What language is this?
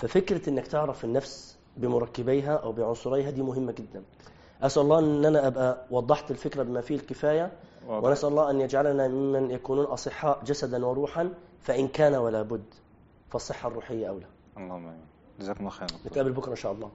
Arabic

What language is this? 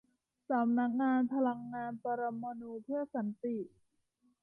Thai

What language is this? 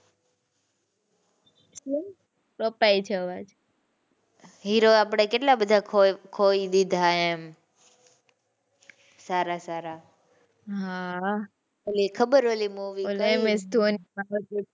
Gujarati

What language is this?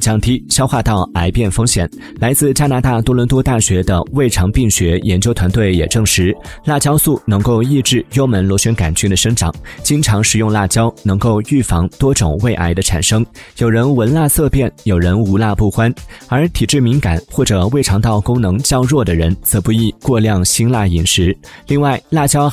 Chinese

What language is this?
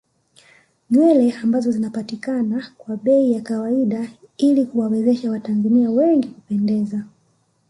Swahili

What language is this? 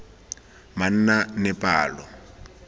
Tswana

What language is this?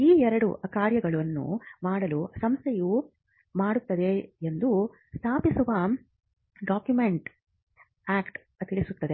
Kannada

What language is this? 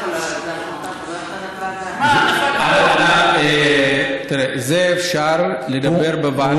Hebrew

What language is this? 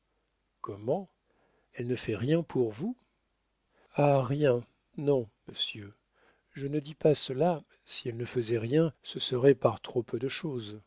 French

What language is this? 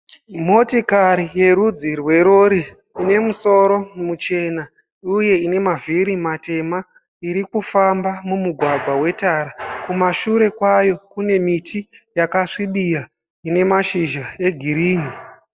Shona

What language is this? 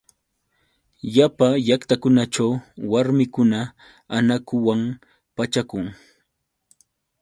Yauyos Quechua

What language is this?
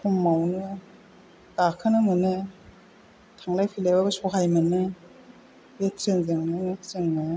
Bodo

